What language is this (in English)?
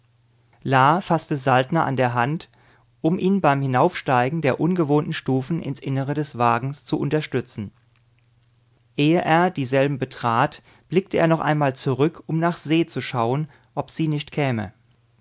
German